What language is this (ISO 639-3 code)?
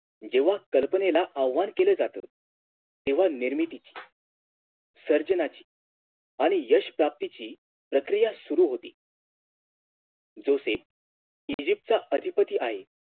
mar